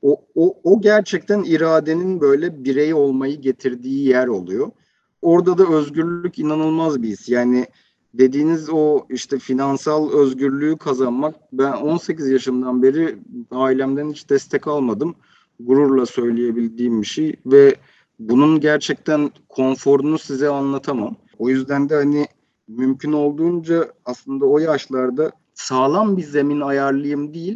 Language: Turkish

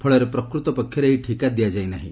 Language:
Odia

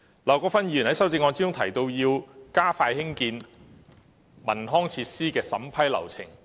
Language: Cantonese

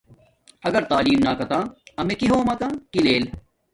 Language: Domaaki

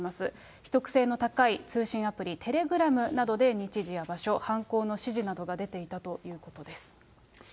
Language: Japanese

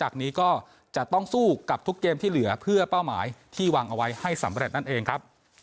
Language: Thai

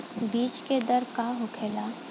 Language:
Bhojpuri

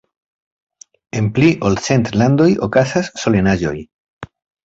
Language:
Esperanto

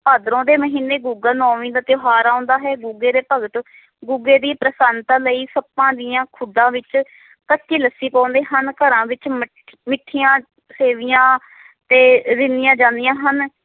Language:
Punjabi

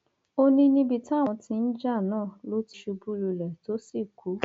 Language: Yoruba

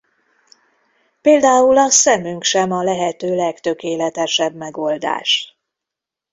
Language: Hungarian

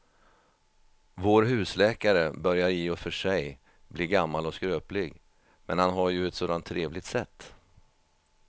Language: Swedish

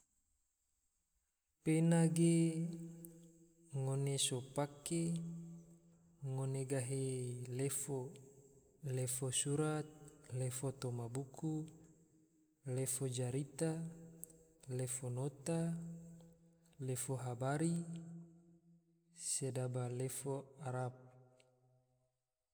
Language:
Tidore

